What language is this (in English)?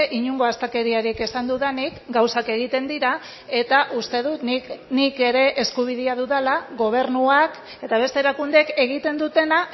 Basque